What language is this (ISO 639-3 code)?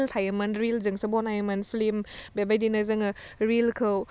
brx